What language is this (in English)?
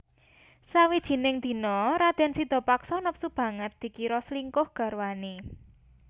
Javanese